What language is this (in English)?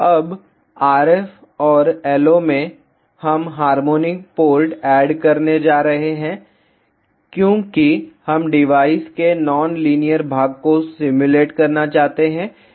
Hindi